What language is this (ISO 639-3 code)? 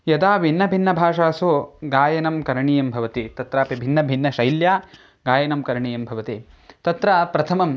san